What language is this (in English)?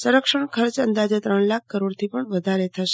Gujarati